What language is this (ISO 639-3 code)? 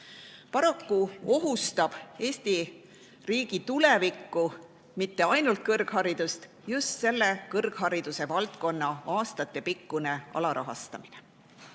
est